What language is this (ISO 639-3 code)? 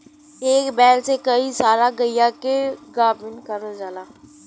bho